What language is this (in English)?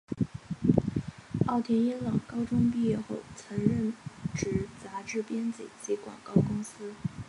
Chinese